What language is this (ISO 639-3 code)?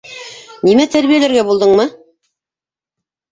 bak